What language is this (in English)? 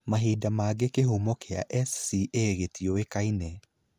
Kikuyu